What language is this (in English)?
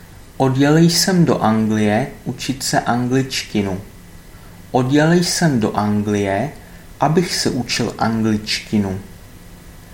Czech